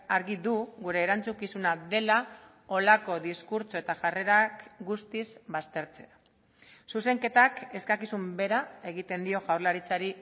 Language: Basque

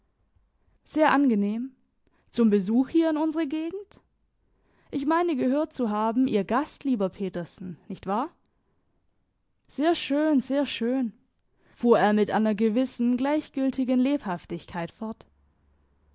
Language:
German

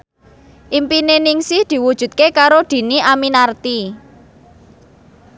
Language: Javanese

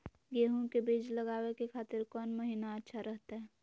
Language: Magahi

